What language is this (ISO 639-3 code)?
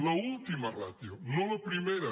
cat